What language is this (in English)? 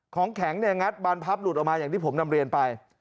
Thai